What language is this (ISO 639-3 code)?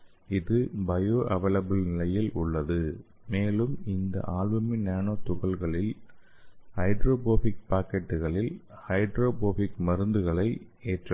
tam